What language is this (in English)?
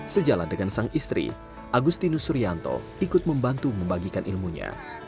Indonesian